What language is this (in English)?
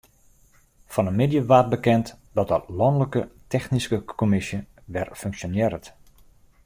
Western Frisian